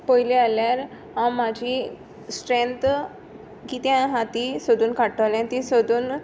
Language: Konkani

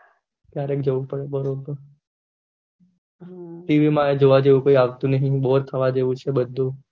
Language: Gujarati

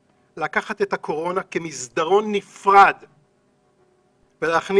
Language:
Hebrew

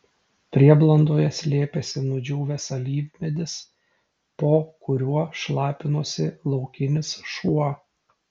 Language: Lithuanian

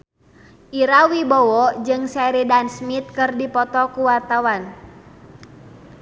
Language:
Sundanese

